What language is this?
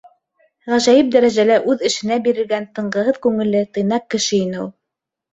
Bashkir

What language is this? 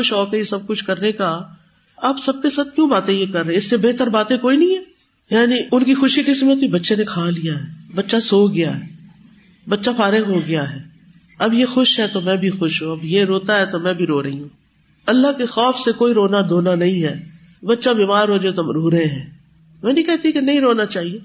Urdu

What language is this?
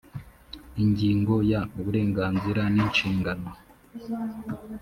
Kinyarwanda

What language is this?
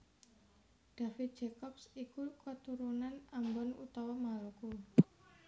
Javanese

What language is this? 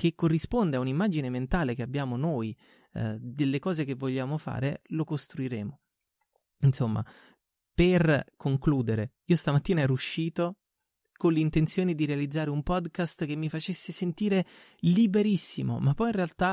Italian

